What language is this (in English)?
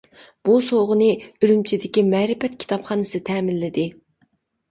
Uyghur